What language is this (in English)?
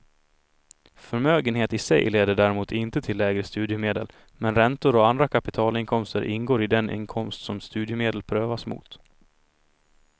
Swedish